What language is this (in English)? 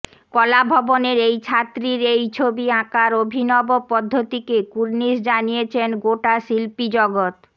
Bangla